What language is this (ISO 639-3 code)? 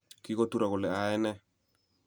kln